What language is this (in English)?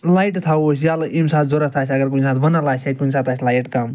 Kashmiri